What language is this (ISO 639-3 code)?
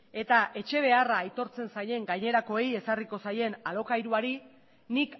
eus